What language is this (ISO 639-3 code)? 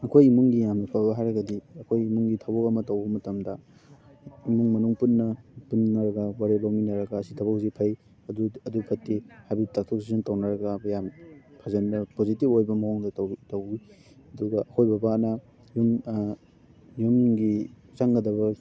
mni